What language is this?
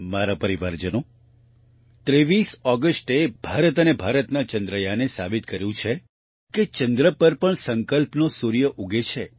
Gujarati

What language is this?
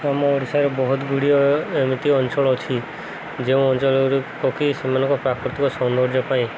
Odia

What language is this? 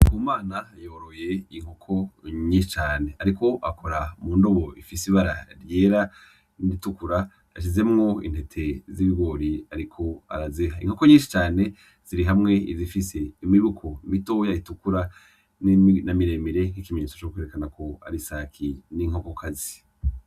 Rundi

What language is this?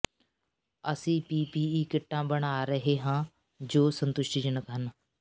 Punjabi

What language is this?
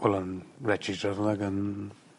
Welsh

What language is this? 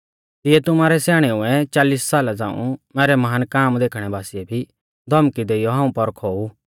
Mahasu Pahari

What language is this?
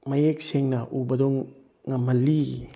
Manipuri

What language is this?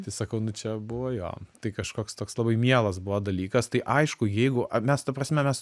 Lithuanian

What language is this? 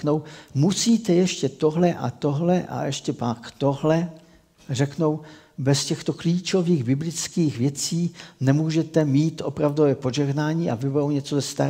Czech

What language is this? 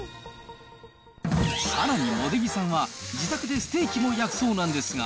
Japanese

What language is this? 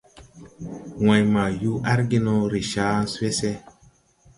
Tupuri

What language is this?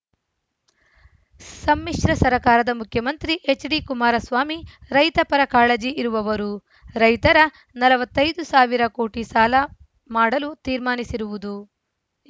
Kannada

